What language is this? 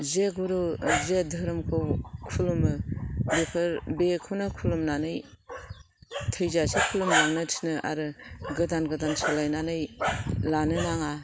Bodo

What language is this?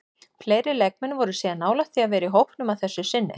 Icelandic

